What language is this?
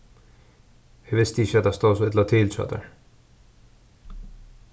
Faroese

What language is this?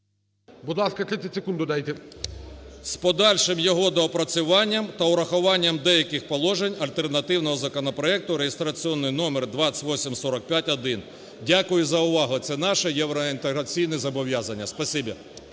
Ukrainian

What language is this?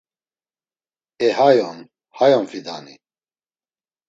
Laz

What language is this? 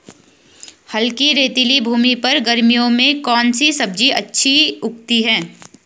Hindi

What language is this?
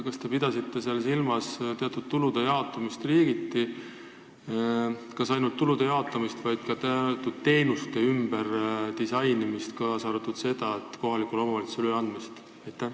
Estonian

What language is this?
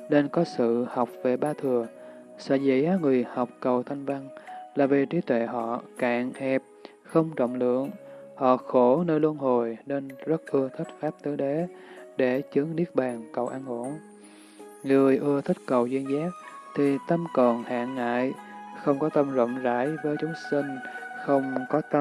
Vietnamese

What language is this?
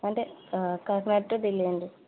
Telugu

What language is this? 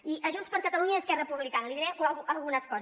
Catalan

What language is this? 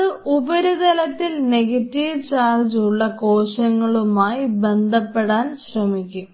Malayalam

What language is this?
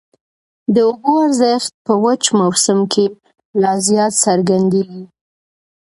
Pashto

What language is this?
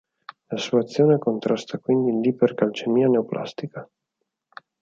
Italian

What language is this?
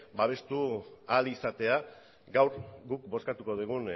Basque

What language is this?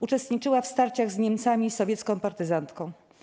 Polish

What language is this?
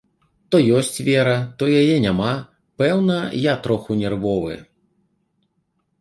Belarusian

